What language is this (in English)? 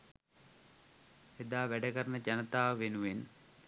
Sinhala